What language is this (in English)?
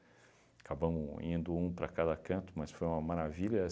Portuguese